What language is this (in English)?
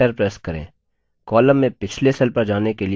Hindi